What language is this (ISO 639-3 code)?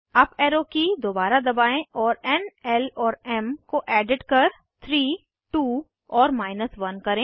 hin